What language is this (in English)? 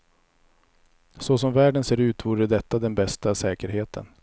Swedish